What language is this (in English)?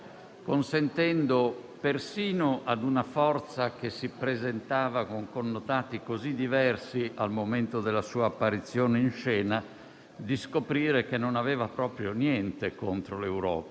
Italian